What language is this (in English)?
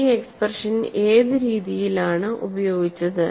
Malayalam